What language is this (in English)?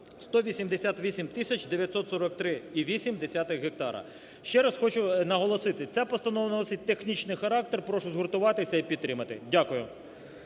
Ukrainian